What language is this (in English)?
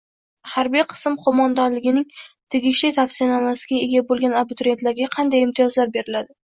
Uzbek